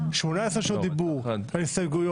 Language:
Hebrew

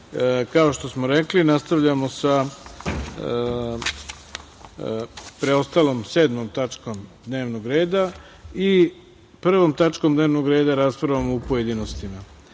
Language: Serbian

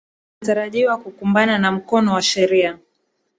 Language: Swahili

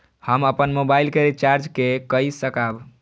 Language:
Maithili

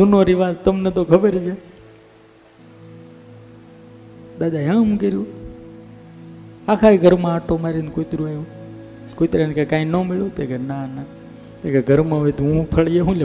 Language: Gujarati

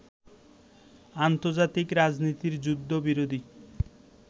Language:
Bangla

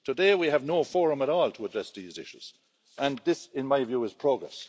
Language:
English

